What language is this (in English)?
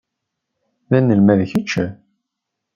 Kabyle